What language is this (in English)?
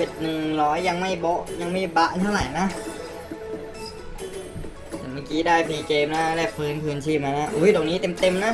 Thai